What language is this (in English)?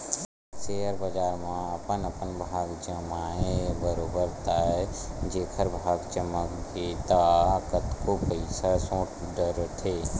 Chhattisgarhi